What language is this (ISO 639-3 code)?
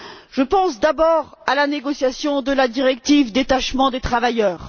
fra